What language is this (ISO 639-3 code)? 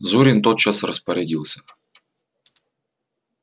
rus